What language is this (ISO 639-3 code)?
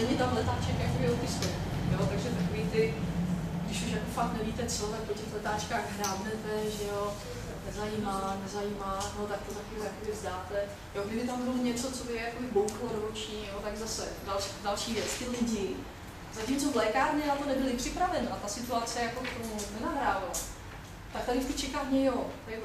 ces